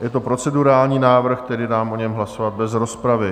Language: Czech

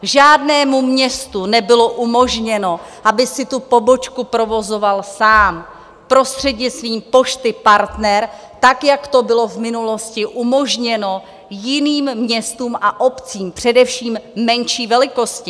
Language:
Czech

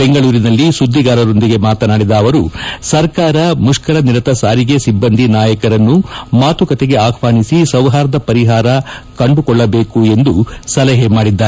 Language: Kannada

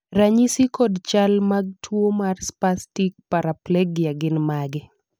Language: Luo (Kenya and Tanzania)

